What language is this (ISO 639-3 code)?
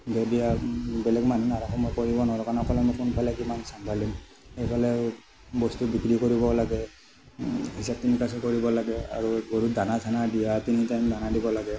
asm